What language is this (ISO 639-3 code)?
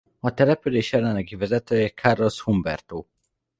hun